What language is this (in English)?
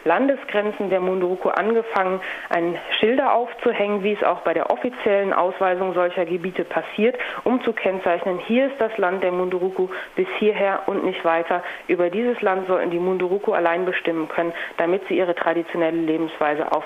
German